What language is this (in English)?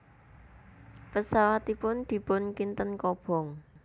Javanese